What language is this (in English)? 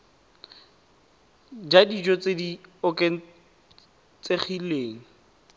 Tswana